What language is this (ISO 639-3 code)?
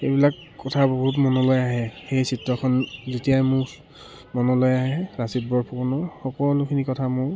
asm